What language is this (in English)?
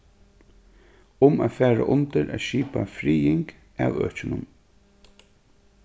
Faroese